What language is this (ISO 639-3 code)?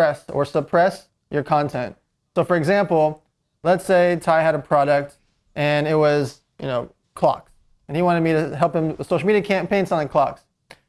eng